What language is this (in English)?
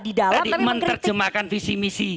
Indonesian